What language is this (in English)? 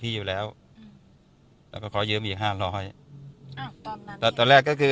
Thai